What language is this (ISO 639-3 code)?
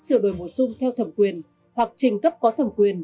vie